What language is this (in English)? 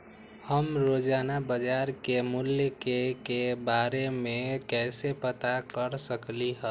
Magahi